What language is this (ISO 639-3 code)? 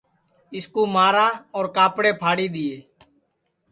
ssi